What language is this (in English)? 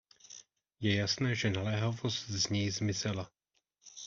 Czech